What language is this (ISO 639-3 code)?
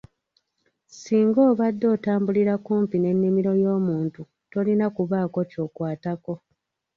lug